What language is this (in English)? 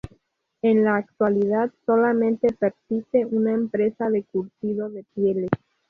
Spanish